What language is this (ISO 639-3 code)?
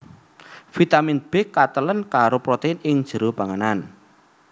jav